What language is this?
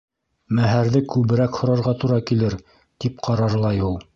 Bashkir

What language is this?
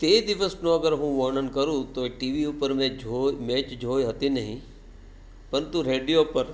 Gujarati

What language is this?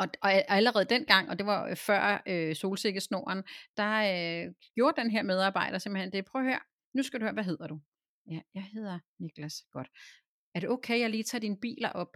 Danish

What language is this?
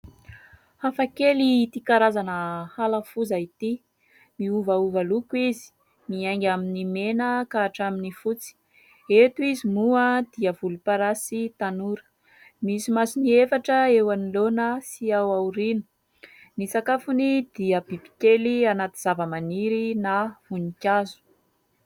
Malagasy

